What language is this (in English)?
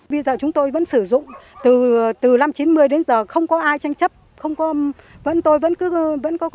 Vietnamese